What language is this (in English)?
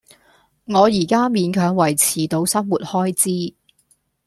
Cantonese